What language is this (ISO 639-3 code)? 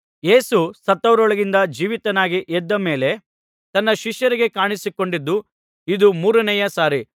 kan